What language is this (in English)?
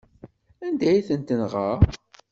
Kabyle